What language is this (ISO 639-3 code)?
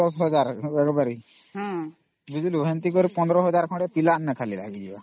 ori